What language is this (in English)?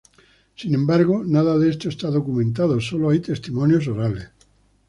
Spanish